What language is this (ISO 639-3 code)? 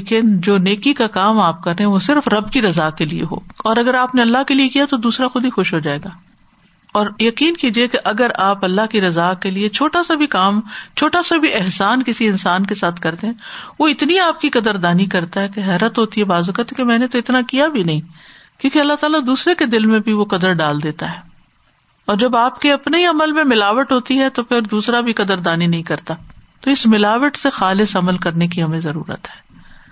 urd